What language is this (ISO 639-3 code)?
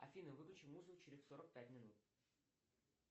rus